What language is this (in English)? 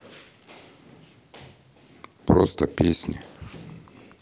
Russian